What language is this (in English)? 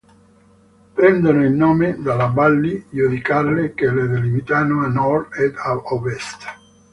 Italian